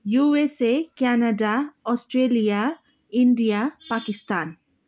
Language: Nepali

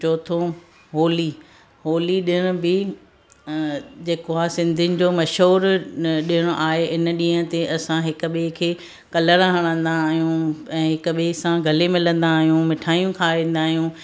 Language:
Sindhi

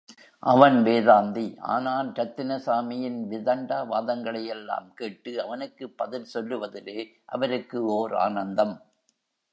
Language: Tamil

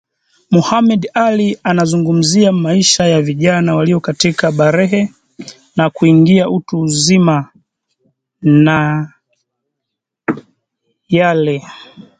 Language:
Swahili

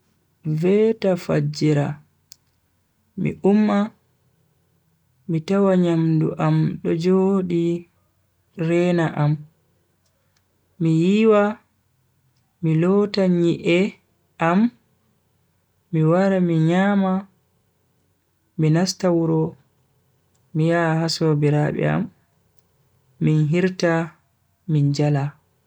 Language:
Bagirmi Fulfulde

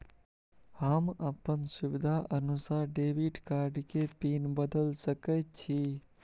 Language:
Maithili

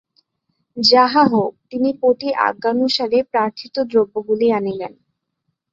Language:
Bangla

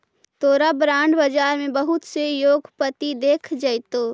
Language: Magahi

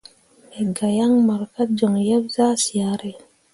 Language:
Mundang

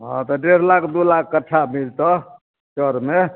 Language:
Maithili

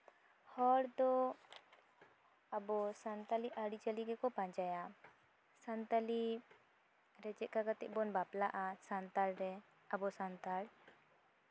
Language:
Santali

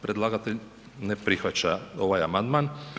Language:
Croatian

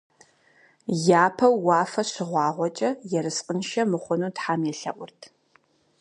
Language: Kabardian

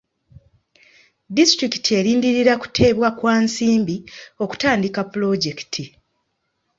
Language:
Ganda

